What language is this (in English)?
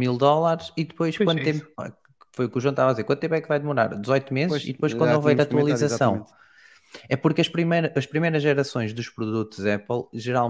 Portuguese